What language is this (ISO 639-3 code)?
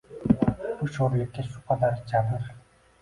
uzb